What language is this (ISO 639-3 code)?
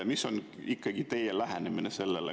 est